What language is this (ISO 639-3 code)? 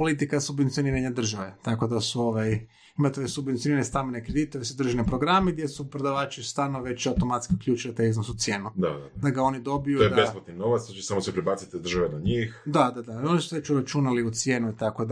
hrv